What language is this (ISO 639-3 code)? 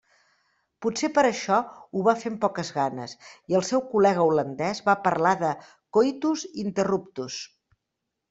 cat